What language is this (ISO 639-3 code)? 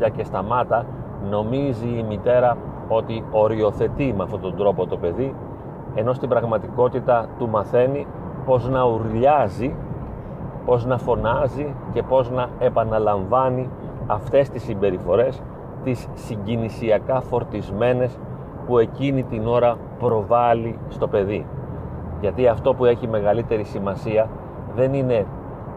ell